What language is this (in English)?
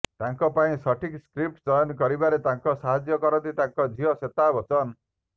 Odia